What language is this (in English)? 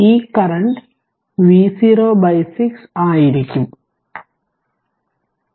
Malayalam